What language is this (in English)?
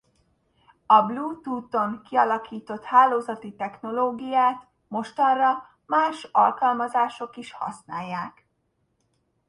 Hungarian